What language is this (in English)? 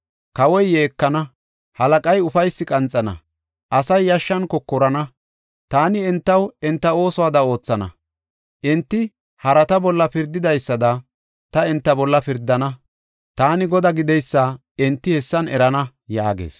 Gofa